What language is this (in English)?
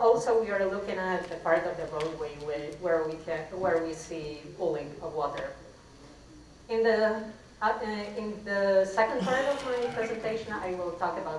English